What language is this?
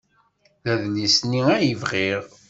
Kabyle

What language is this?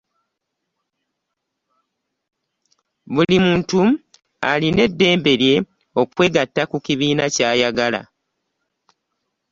Ganda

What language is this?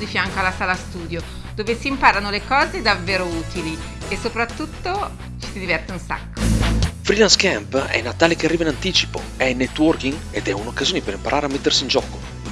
Italian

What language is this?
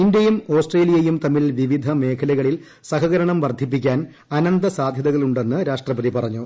Malayalam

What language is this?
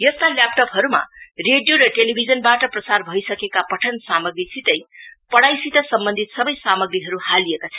Nepali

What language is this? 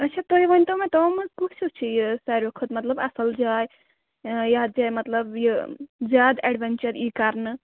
Kashmiri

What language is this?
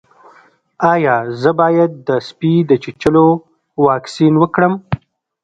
Pashto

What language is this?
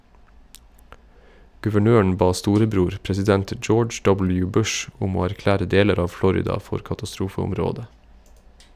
Norwegian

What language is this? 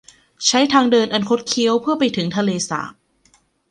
Thai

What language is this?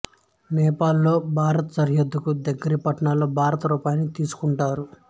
Telugu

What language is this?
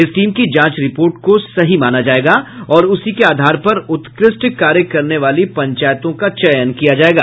Hindi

